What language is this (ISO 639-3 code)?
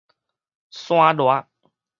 nan